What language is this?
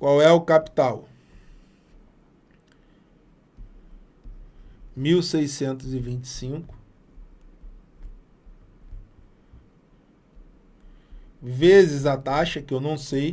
Portuguese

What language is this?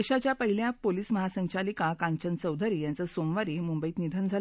Marathi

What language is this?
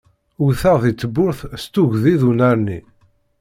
Kabyle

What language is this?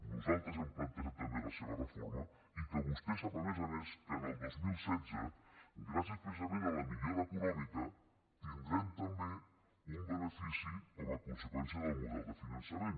Catalan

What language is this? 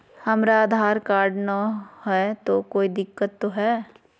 Magahi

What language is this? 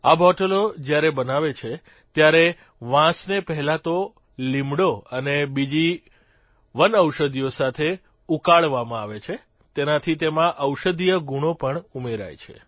Gujarati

